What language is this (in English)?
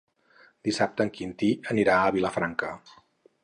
Catalan